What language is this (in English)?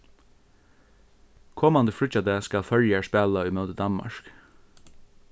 Faroese